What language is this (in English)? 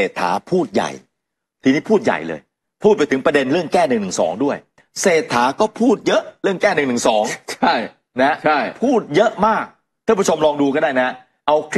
Thai